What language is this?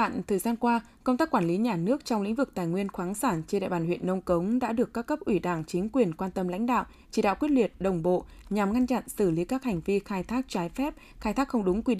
Vietnamese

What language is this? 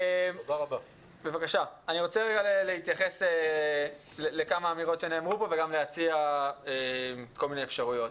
Hebrew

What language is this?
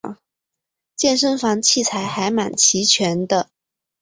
Chinese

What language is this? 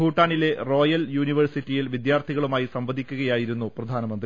Malayalam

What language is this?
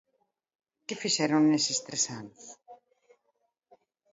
Galician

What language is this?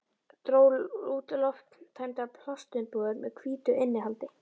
Icelandic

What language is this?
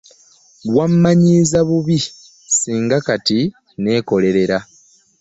Ganda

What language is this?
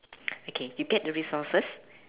English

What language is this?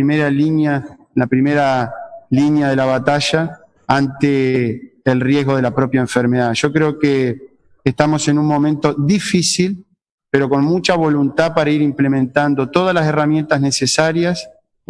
Spanish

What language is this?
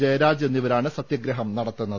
Malayalam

